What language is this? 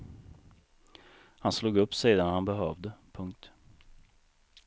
Swedish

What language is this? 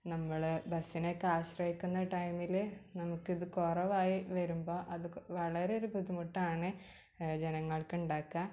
Malayalam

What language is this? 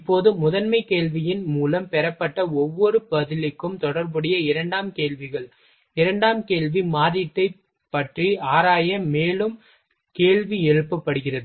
Tamil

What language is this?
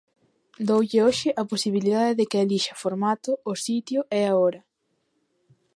Galician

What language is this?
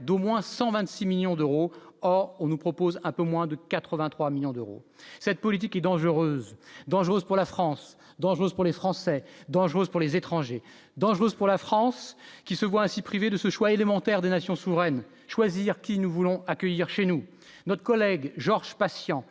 French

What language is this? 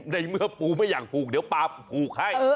Thai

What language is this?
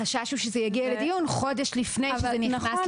Hebrew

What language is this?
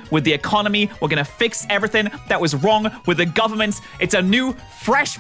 English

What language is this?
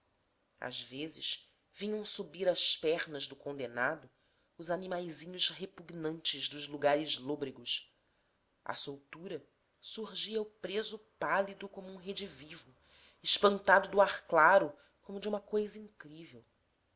Portuguese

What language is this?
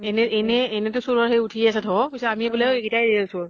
Assamese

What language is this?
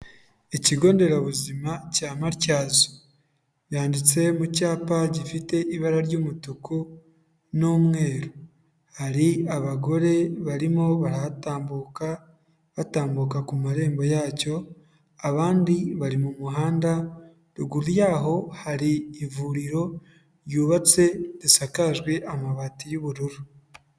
Kinyarwanda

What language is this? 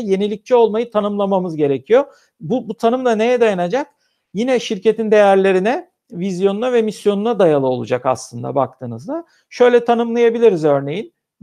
Turkish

